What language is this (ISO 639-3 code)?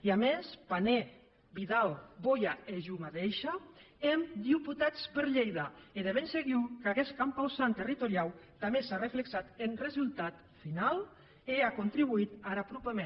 cat